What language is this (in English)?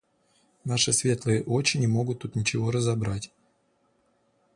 Russian